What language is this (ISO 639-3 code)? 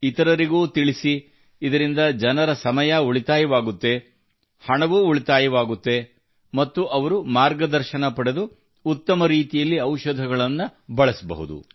kan